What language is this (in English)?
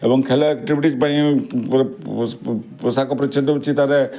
Odia